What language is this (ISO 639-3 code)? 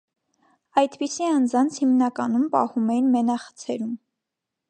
hye